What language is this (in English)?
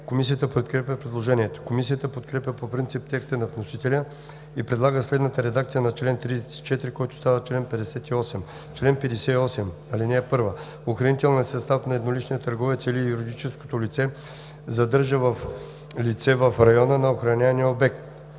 Bulgarian